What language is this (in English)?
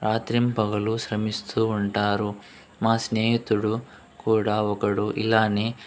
Telugu